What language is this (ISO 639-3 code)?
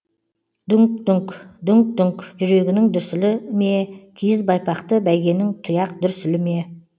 kaz